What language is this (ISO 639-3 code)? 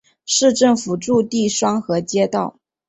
zho